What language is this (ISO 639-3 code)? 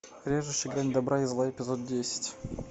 rus